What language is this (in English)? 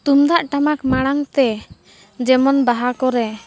Santali